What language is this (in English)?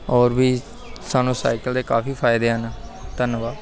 Punjabi